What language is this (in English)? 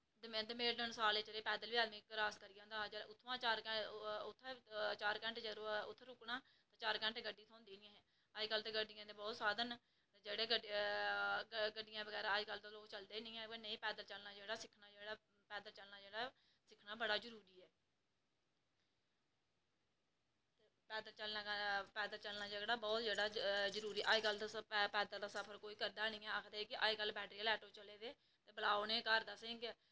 Dogri